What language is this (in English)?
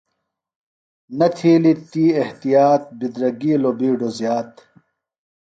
Phalura